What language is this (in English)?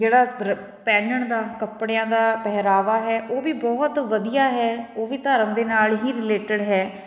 Punjabi